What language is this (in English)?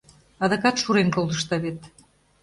Mari